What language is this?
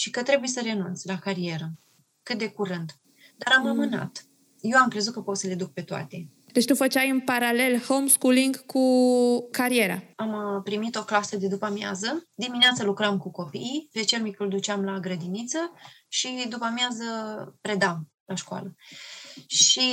Romanian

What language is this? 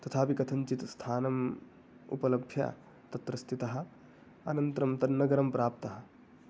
Sanskrit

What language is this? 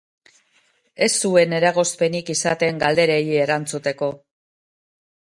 Basque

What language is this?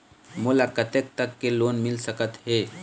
Chhattisgarhi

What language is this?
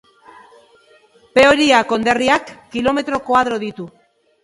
Basque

